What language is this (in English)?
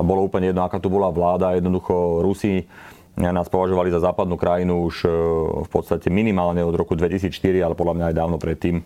Slovak